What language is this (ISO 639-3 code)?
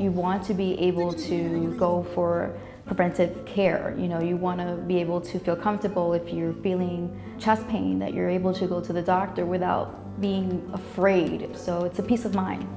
eng